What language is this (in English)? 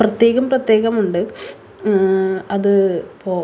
Malayalam